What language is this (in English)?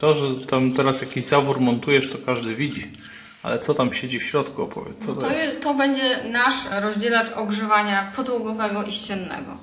Polish